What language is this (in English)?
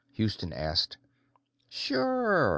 English